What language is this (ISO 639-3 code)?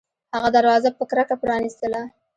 pus